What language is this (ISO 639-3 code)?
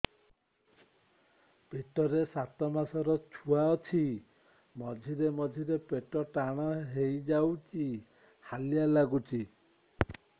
ori